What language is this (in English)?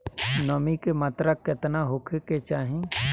Bhojpuri